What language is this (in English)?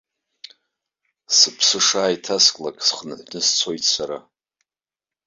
Abkhazian